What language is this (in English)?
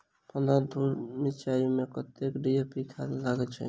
Maithili